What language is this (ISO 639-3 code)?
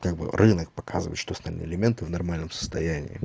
rus